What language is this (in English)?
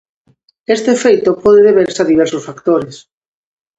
Galician